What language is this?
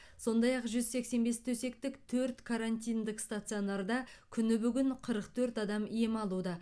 Kazakh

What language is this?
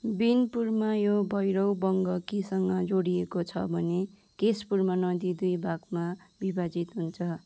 Nepali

